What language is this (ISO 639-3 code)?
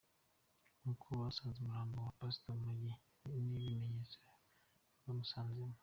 kin